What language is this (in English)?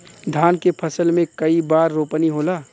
Bhojpuri